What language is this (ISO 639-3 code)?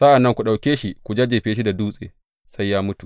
hau